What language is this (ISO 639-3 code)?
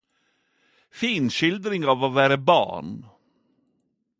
nno